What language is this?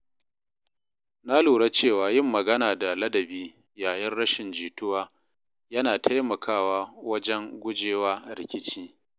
Hausa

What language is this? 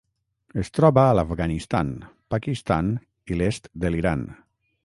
Catalan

